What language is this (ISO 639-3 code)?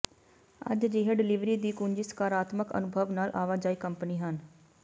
pan